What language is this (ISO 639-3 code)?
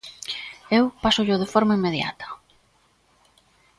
glg